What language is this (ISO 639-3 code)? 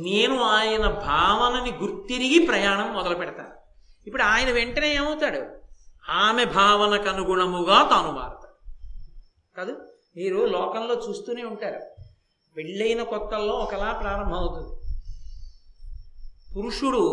tel